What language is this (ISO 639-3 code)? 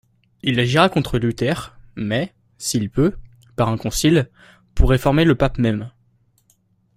fra